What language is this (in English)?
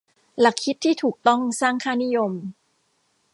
Thai